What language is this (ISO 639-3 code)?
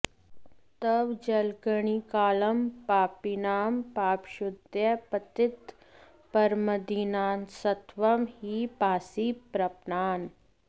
san